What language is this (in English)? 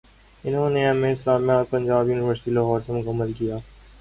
Urdu